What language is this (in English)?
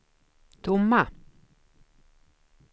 Swedish